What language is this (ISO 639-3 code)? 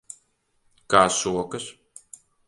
lav